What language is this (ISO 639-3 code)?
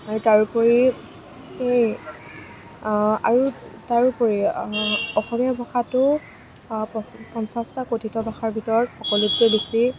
asm